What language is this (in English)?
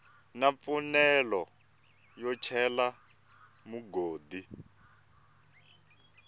Tsonga